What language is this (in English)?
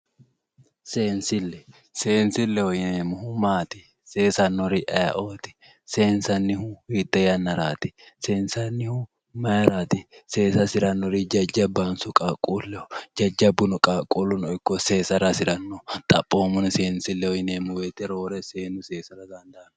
Sidamo